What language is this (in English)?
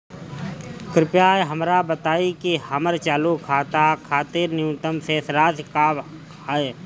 Bhojpuri